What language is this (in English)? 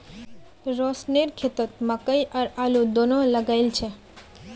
Magahi